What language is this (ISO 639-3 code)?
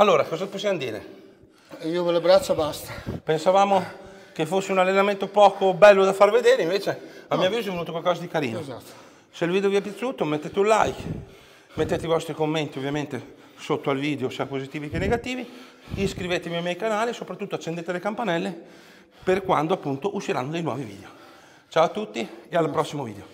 ita